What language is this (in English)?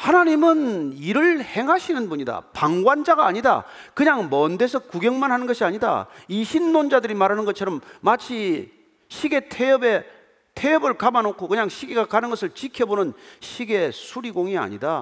Korean